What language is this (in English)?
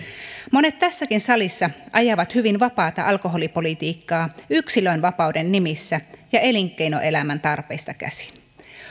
Finnish